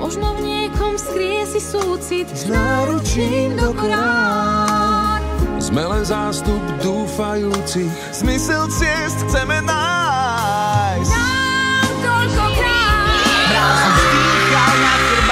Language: Czech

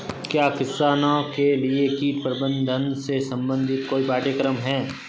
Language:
Hindi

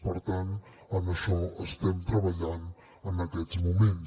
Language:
Catalan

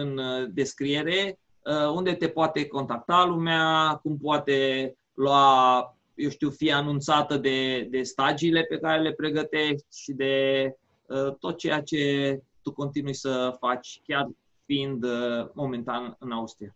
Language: Romanian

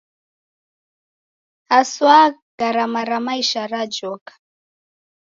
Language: Taita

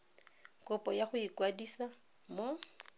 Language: Tswana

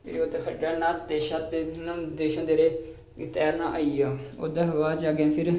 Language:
Dogri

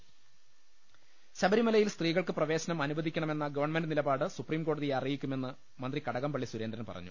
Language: Malayalam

